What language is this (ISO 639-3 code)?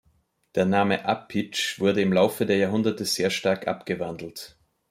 deu